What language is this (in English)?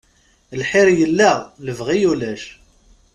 Kabyle